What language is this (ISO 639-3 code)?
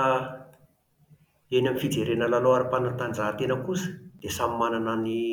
mlg